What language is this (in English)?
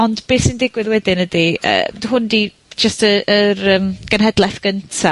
Welsh